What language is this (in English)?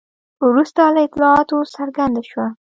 Pashto